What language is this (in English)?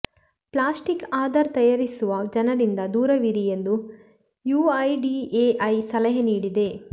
Kannada